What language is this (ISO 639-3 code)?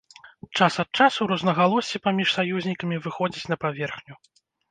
bel